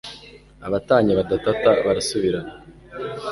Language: Kinyarwanda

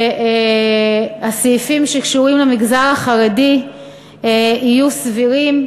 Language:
Hebrew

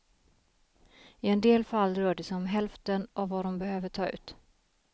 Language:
Swedish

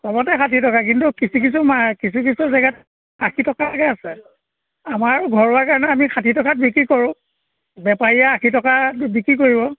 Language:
Assamese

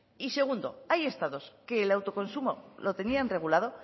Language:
Spanish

